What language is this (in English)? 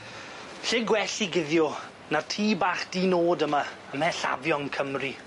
Welsh